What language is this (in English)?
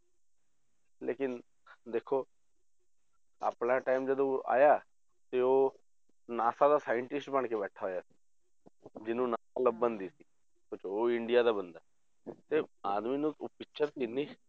Punjabi